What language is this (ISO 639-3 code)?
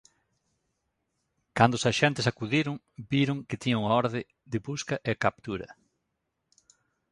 glg